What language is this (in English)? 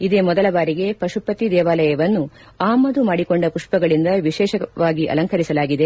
Kannada